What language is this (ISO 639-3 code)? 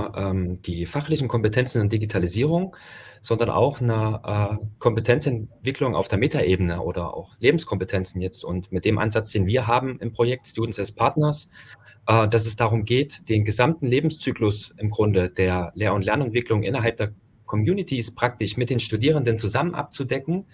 deu